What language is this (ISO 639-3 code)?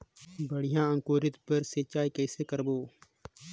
hne